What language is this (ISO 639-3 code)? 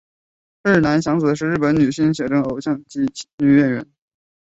zho